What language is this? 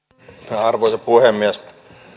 Finnish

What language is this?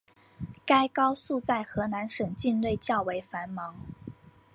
Chinese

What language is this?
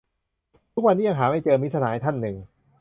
Thai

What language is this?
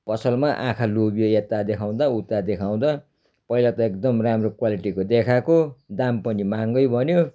Nepali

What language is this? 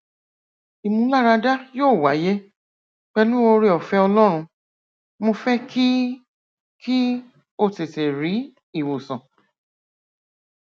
Yoruba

